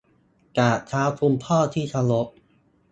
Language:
Thai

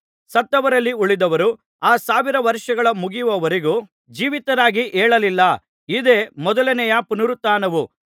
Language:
Kannada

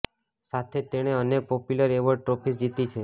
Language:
Gujarati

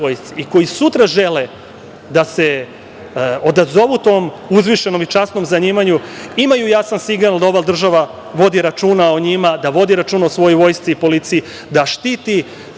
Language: Serbian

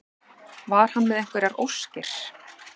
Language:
Icelandic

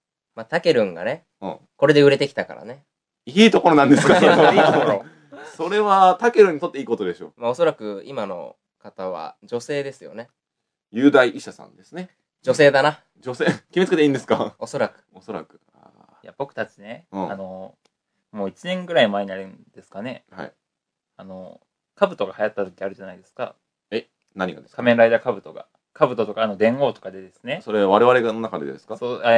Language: Japanese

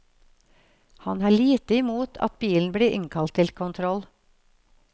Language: Norwegian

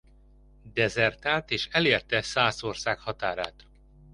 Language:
Hungarian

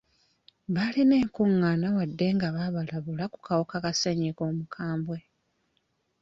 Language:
Ganda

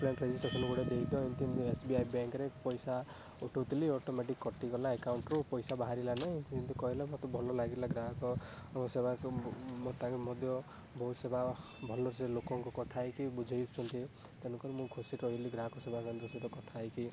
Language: Odia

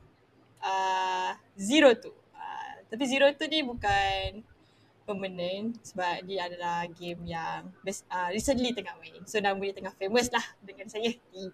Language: Malay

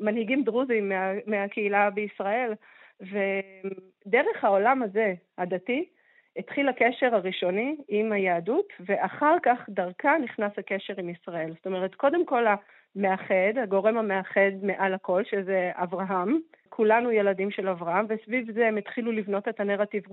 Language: Hebrew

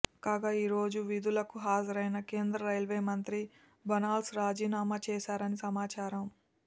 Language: Telugu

